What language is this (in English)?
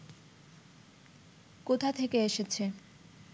Bangla